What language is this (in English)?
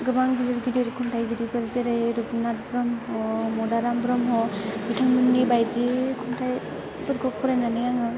Bodo